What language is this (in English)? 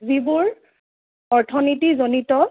Assamese